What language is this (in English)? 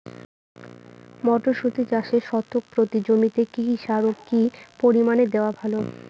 Bangla